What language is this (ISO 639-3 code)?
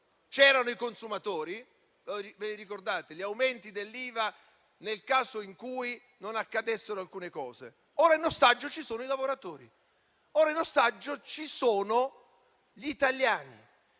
ita